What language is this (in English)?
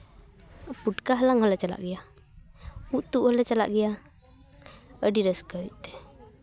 Santali